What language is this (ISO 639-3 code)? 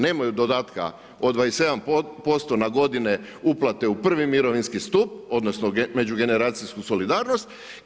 hrv